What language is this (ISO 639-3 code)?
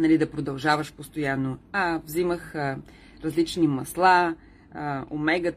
bul